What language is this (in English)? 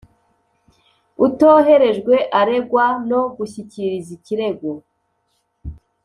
Kinyarwanda